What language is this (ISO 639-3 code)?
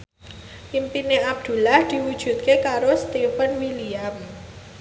jav